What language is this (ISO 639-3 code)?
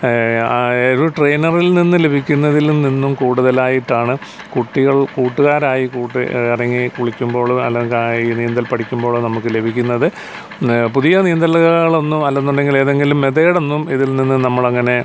mal